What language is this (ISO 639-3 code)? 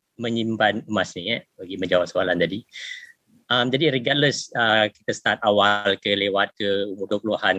msa